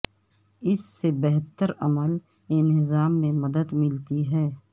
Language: Urdu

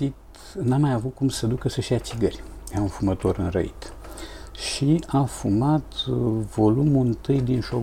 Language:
Romanian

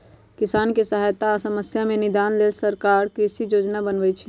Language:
Magahi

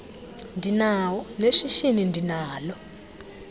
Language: Xhosa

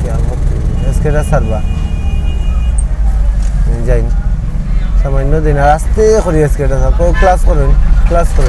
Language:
Romanian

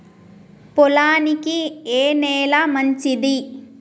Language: Telugu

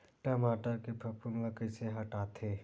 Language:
Chhattisgarhi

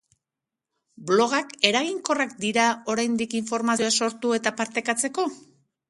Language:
Basque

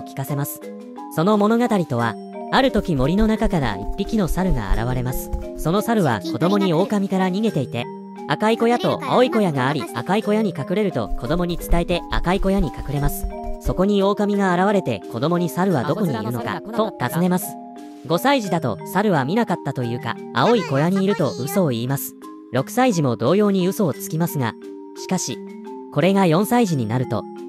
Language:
Japanese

